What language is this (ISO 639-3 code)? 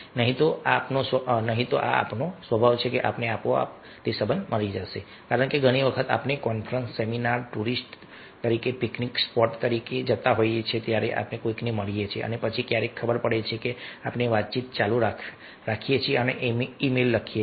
guj